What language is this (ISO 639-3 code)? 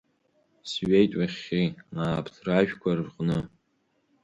abk